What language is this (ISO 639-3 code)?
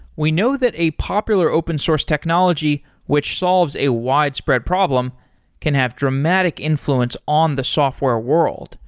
eng